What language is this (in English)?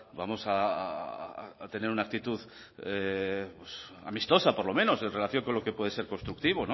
Spanish